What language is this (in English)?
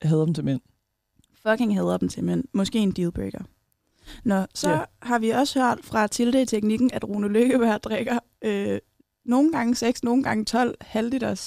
Danish